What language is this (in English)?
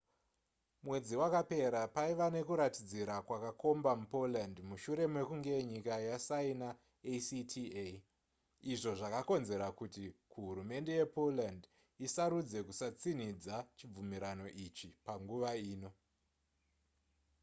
Shona